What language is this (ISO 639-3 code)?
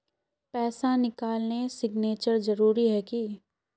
mag